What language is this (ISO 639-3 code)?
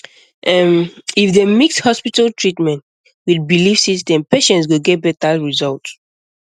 pcm